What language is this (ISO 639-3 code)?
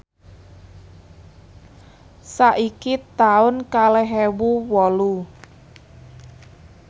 jav